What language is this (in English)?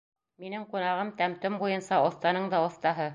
Bashkir